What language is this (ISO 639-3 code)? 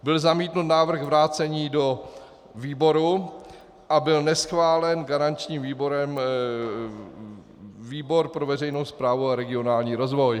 ces